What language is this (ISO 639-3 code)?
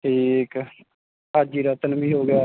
pan